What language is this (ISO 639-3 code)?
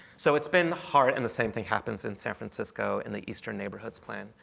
eng